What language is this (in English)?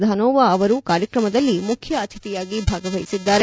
Kannada